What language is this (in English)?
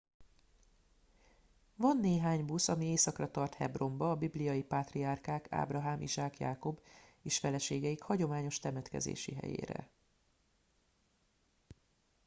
Hungarian